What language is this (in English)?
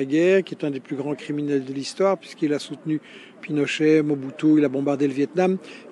French